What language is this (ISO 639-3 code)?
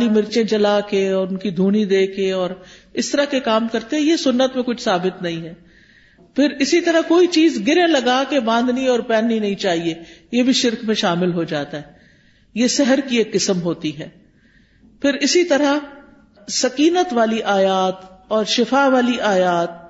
urd